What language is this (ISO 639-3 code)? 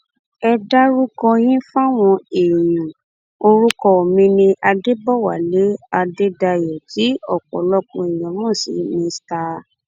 yor